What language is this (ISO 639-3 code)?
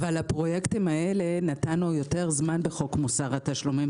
heb